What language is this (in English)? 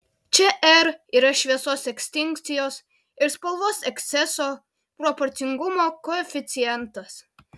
Lithuanian